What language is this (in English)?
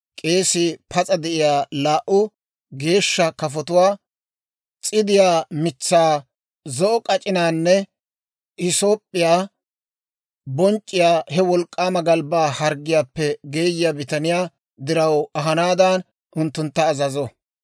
Dawro